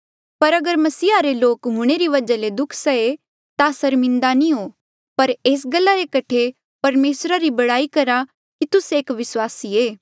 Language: Mandeali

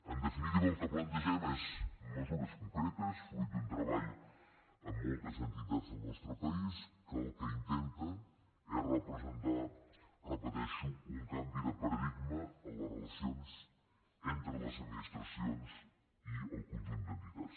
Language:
Catalan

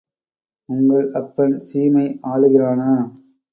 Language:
Tamil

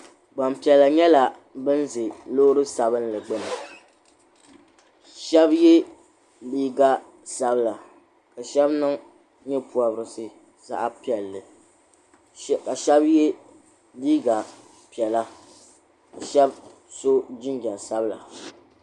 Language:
Dagbani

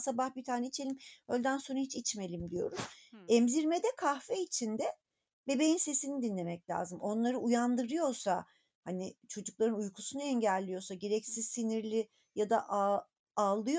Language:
Turkish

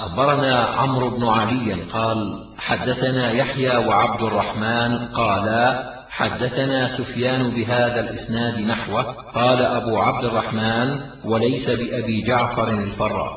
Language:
Arabic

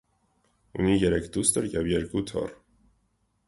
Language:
Armenian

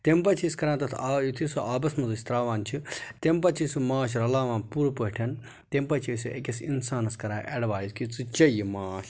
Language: Kashmiri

